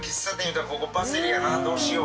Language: Japanese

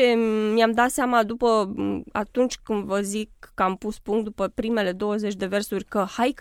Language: Romanian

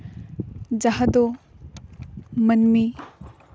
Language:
Santali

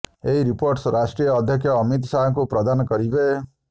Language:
Odia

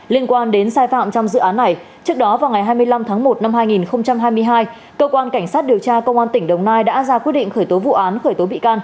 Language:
Vietnamese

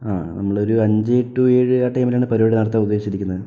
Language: Malayalam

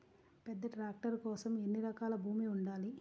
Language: Telugu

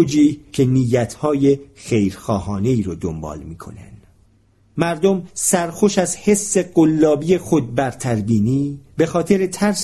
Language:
Persian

